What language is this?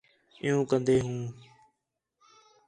Khetrani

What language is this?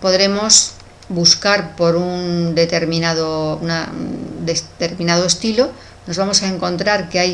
Spanish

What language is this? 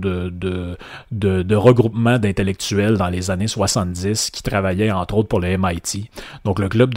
French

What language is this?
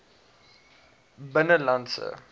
Afrikaans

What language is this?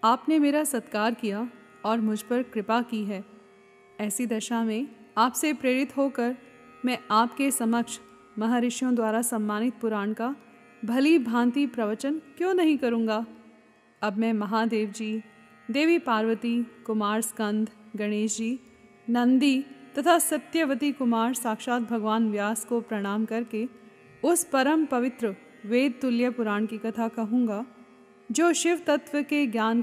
Hindi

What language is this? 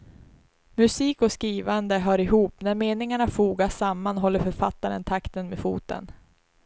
Swedish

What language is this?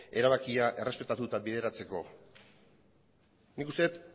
Basque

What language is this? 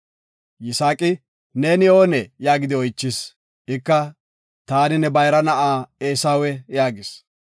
Gofa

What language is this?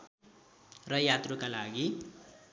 Nepali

